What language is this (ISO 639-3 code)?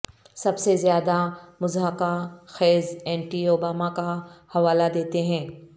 urd